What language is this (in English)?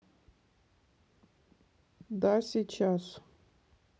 Russian